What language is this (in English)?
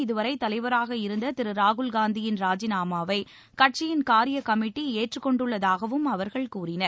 Tamil